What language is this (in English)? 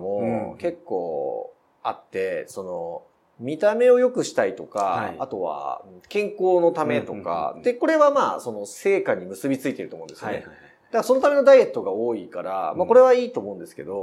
Japanese